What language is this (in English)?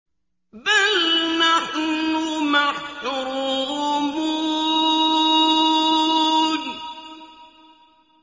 Arabic